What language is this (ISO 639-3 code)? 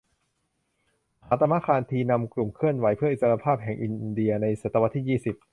tha